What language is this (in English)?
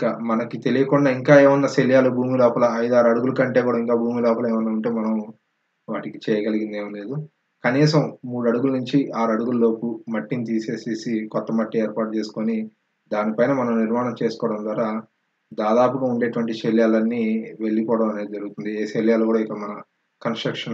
Hindi